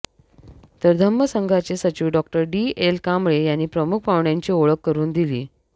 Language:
Marathi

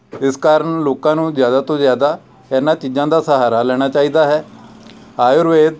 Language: Punjabi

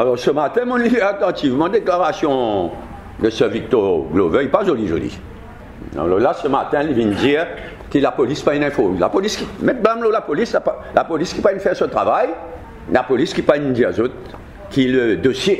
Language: French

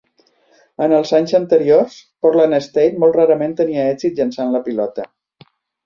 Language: Catalan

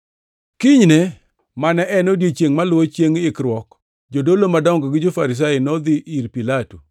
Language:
Luo (Kenya and Tanzania)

